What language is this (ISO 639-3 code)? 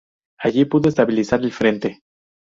spa